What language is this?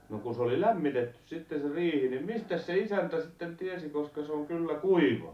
Finnish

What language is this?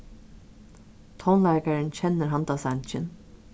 Faroese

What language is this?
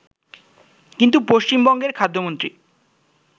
Bangla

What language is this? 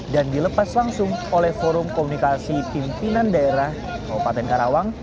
Indonesian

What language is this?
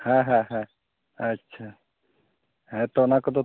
Santali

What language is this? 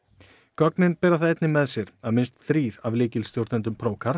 Icelandic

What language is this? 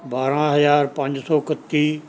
Punjabi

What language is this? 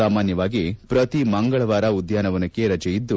Kannada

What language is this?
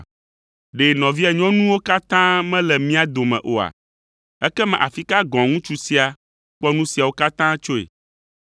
Ewe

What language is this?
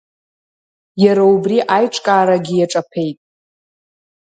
Abkhazian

